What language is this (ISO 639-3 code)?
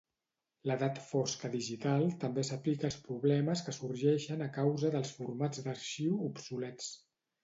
cat